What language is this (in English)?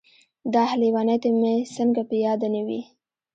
Pashto